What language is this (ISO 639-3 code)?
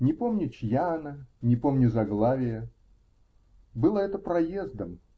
rus